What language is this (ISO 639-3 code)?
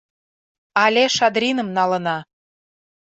chm